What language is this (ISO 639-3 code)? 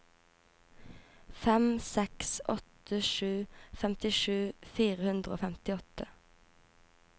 nor